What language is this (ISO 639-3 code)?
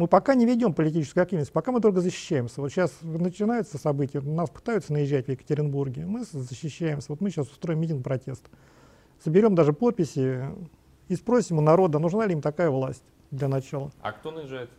rus